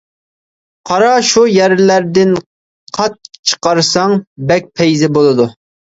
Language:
Uyghur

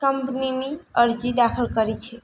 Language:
Gujarati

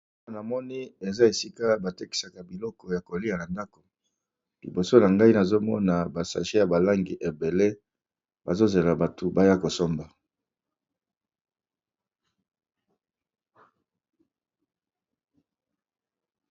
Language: Lingala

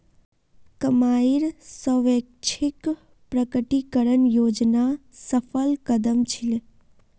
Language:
Magahi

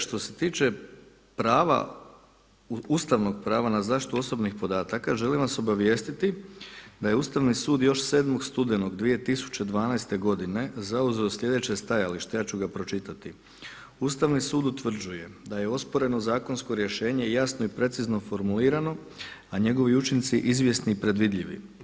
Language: Croatian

